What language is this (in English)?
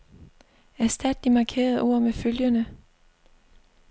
Danish